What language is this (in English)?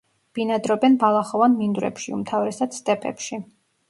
Georgian